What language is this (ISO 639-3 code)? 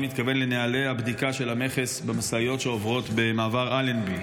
heb